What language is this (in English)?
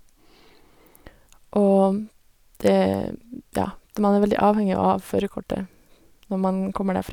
Norwegian